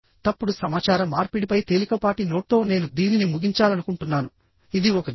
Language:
Telugu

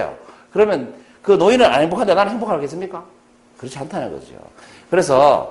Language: Korean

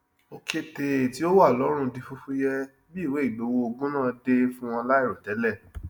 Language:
Yoruba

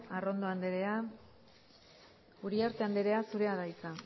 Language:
Basque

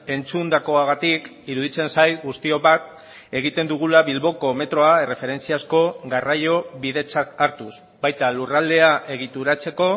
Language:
Basque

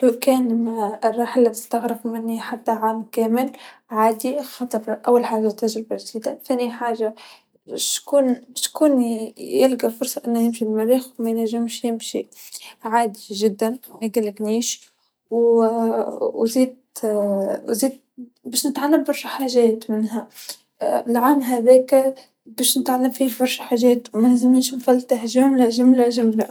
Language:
Tunisian Arabic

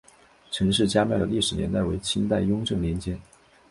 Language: Chinese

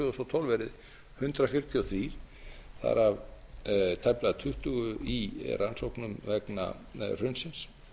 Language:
Icelandic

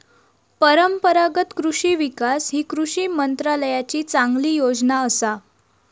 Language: Marathi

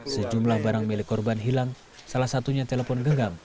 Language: Indonesian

